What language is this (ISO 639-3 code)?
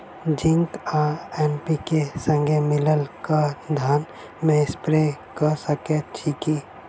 mai